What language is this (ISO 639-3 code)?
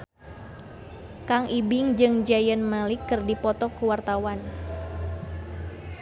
sun